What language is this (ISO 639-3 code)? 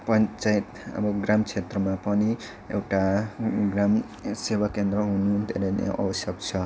nep